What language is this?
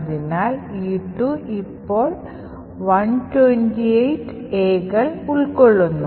Malayalam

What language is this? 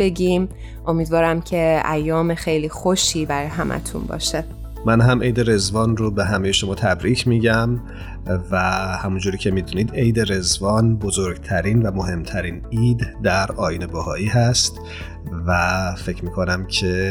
Persian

